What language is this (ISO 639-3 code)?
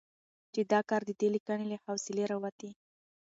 pus